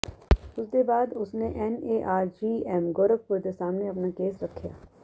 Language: Punjabi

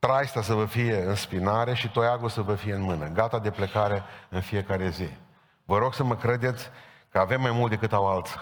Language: Romanian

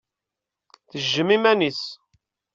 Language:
Kabyle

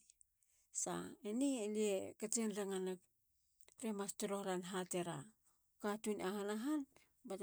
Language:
Halia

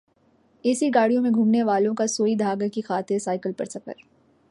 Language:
Urdu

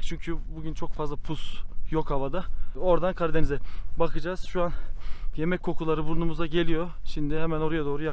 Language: Turkish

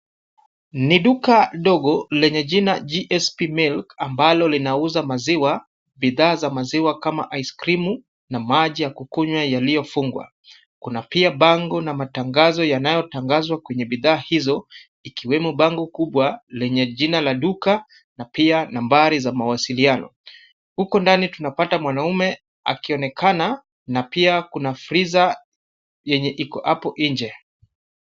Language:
Swahili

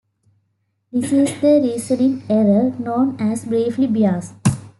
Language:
English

